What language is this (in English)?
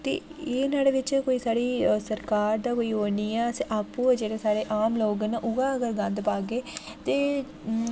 Dogri